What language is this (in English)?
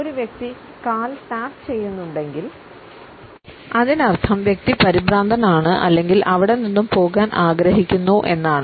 Malayalam